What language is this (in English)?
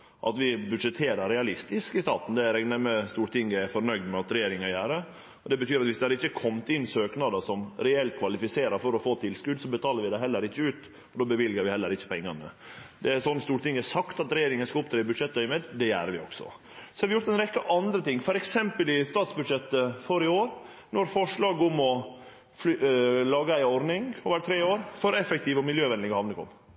Norwegian Nynorsk